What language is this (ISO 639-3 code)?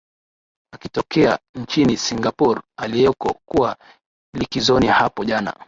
swa